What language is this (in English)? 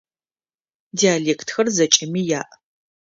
Adyghe